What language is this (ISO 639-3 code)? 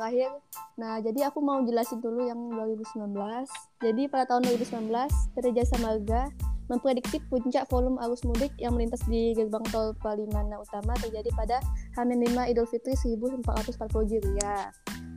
ind